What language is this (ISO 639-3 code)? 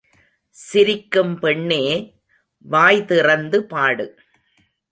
tam